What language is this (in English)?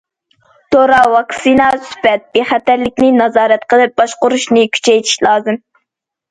Uyghur